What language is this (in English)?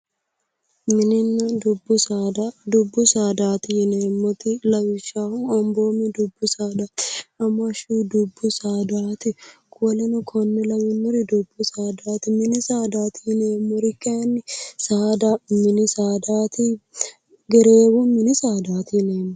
Sidamo